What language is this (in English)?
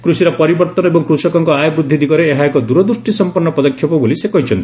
Odia